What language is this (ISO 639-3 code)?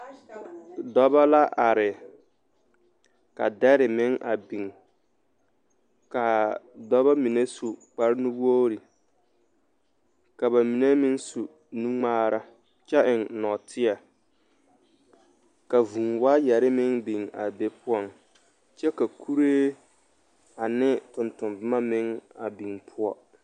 dga